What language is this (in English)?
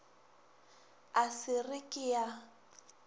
Northern Sotho